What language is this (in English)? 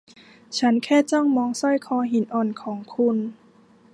Thai